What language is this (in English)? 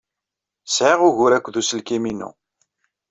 Kabyle